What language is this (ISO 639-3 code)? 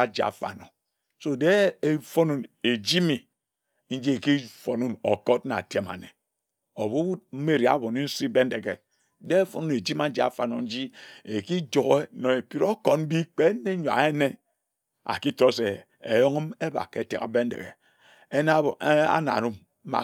etu